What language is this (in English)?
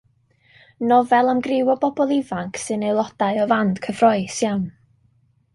Welsh